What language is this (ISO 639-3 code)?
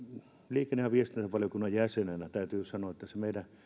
fin